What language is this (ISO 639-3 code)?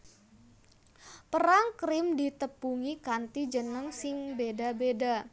jav